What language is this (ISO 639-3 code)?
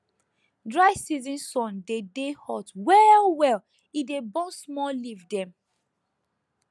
pcm